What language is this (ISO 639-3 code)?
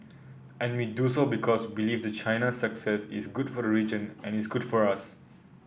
eng